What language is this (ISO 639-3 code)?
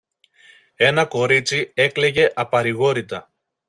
ell